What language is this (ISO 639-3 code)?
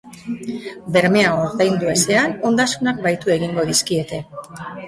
eus